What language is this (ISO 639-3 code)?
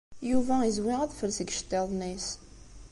kab